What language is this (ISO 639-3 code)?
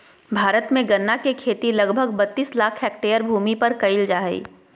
mag